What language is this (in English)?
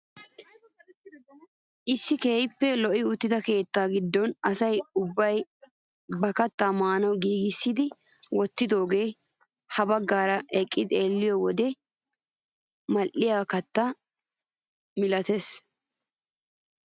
Wolaytta